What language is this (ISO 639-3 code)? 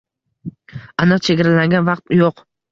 uzb